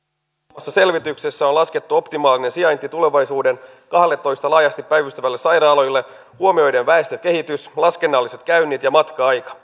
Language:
Finnish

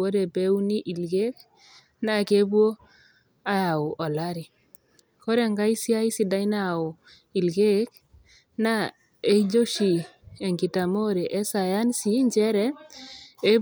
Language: Masai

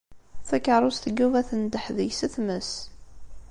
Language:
Kabyle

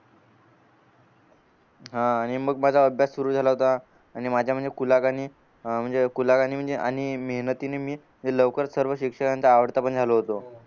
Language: Marathi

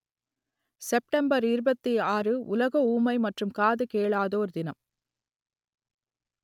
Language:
Tamil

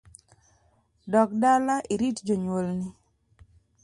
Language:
Luo (Kenya and Tanzania)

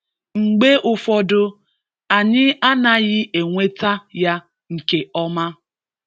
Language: Igbo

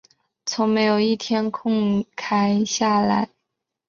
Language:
Chinese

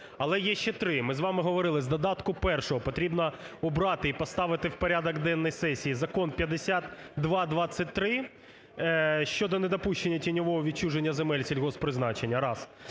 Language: Ukrainian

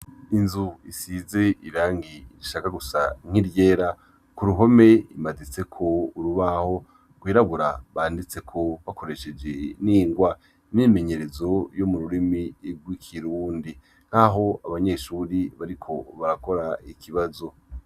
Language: Rundi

